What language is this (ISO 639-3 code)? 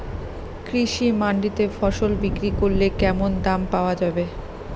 ben